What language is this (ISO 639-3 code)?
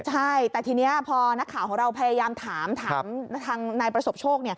tha